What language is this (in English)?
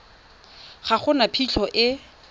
Tswana